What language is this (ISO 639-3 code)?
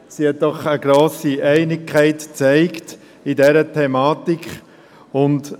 gsw